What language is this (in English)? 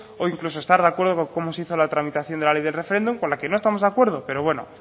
Spanish